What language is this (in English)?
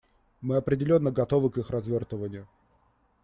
Russian